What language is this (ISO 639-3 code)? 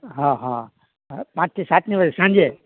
guj